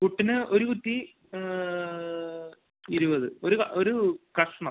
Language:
Malayalam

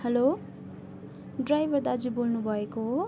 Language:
Nepali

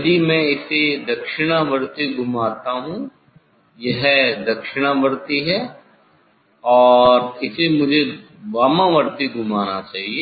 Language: Hindi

